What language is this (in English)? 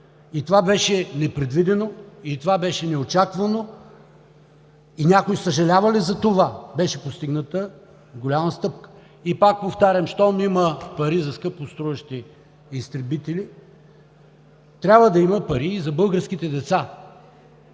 Bulgarian